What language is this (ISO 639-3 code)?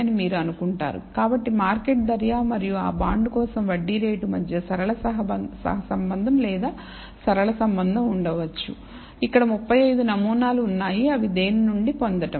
tel